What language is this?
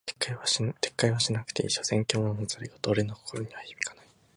Japanese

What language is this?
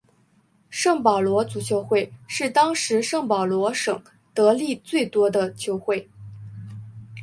Chinese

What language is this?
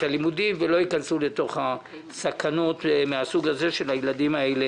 Hebrew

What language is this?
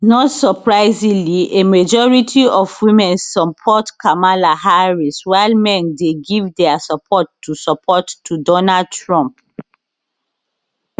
Nigerian Pidgin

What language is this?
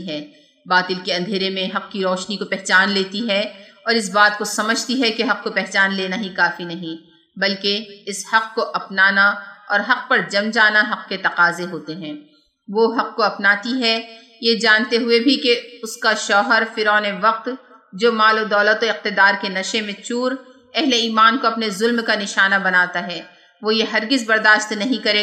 Urdu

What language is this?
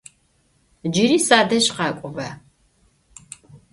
Adyghe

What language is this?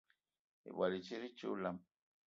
Eton (Cameroon)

